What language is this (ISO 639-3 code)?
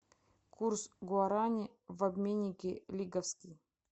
rus